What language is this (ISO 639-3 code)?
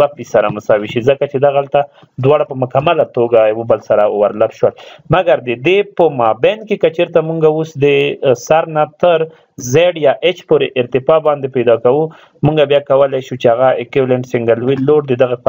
ron